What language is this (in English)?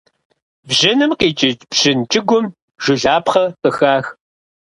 Kabardian